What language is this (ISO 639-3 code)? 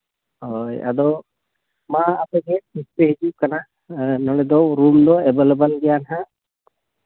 sat